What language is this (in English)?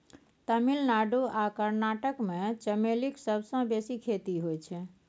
Maithili